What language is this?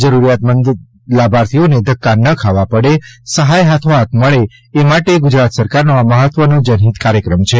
Gujarati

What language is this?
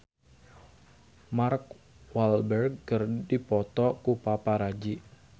Sundanese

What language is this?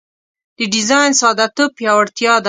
Pashto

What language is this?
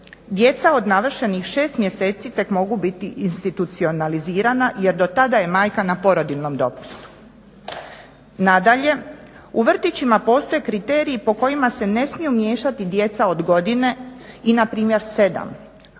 Croatian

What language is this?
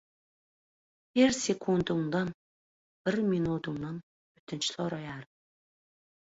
Turkmen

